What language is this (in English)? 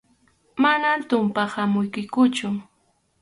Arequipa-La Unión Quechua